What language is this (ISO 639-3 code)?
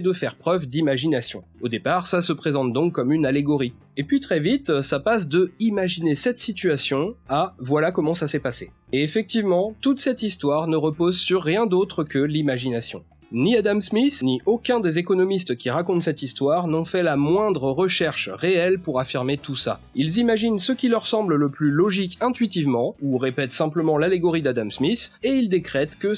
fra